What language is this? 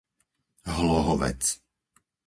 Slovak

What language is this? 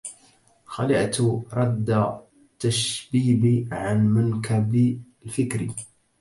Arabic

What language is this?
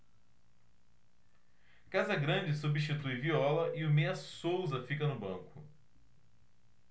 Portuguese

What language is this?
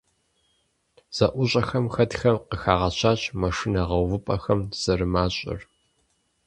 Kabardian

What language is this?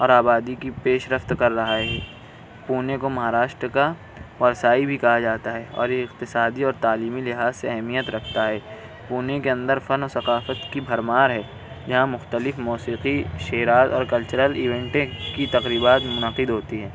Urdu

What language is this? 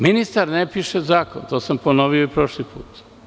Serbian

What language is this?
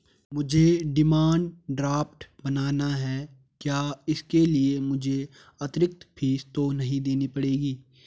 Hindi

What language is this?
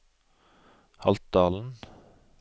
Norwegian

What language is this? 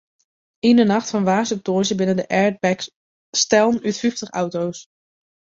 Western Frisian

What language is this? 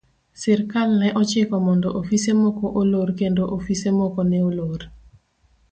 Luo (Kenya and Tanzania)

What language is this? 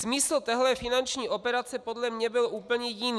Czech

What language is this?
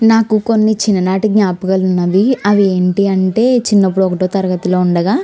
Telugu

